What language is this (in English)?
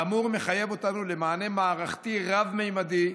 Hebrew